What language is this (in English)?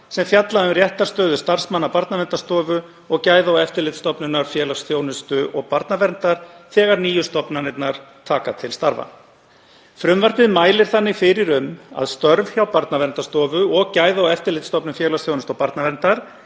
Icelandic